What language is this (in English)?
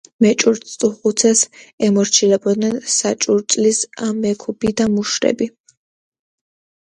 Georgian